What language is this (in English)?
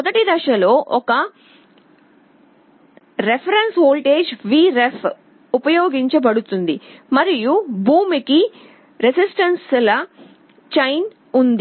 Telugu